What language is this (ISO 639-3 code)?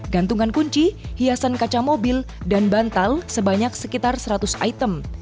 ind